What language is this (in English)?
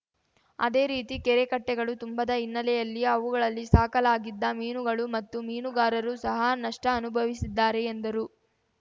Kannada